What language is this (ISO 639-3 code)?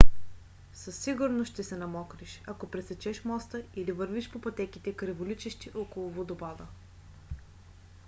bul